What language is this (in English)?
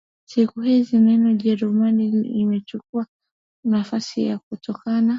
Swahili